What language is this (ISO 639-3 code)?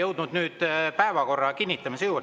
est